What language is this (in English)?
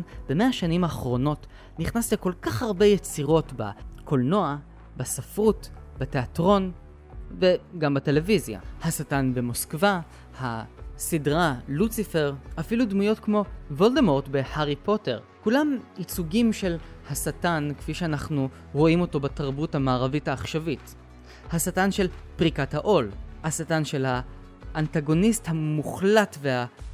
Hebrew